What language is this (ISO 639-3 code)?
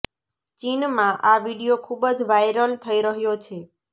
guj